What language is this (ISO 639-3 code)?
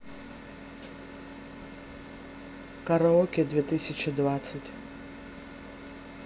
rus